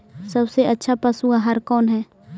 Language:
Magahi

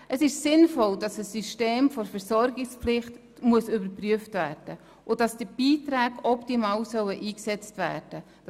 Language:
Swiss German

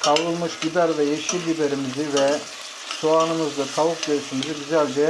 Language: Turkish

